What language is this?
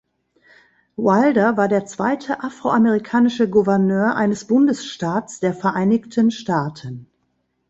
German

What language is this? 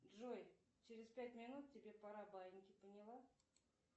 Russian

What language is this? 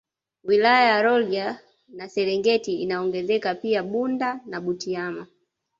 Swahili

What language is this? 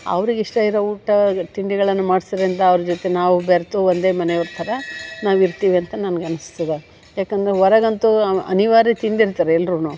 Kannada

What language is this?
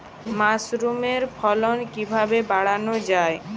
Bangla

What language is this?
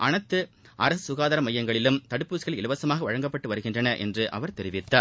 Tamil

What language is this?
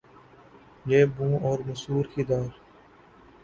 Urdu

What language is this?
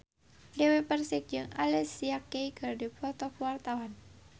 Sundanese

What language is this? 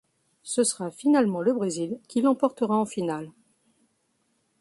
French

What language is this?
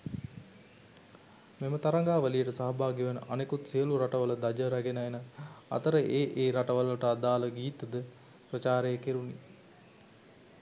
Sinhala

